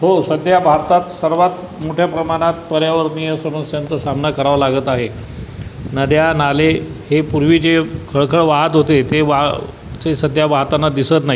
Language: Marathi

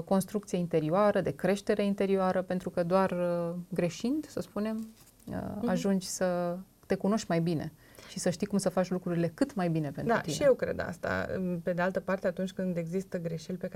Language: Romanian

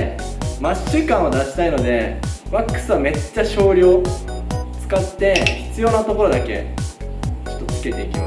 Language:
Japanese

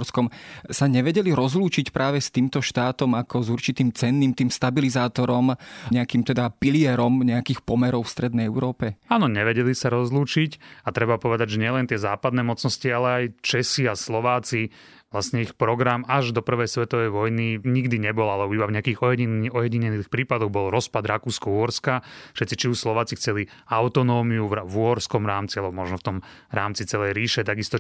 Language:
Slovak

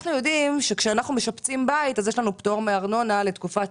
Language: Hebrew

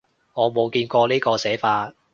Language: Cantonese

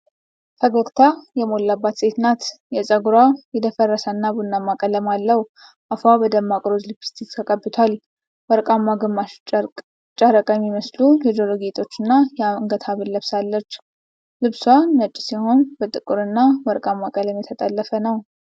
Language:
Amharic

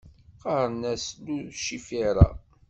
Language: Kabyle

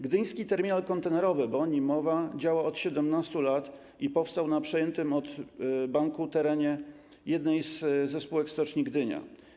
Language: Polish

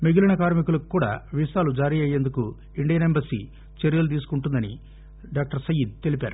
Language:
Telugu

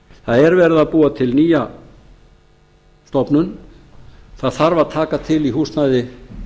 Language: Icelandic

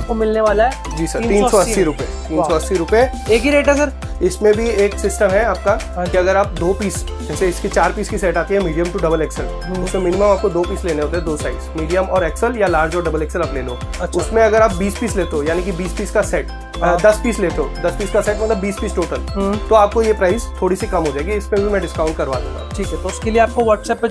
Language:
Hindi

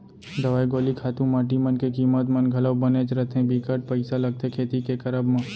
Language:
Chhattisgarhi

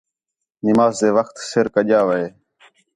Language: Khetrani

